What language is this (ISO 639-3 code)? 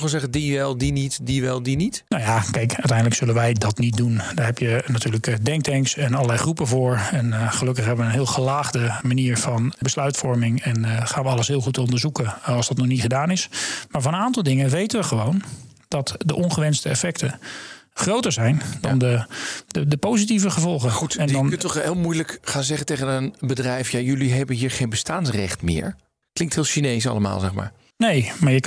nld